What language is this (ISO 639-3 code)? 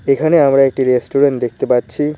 ben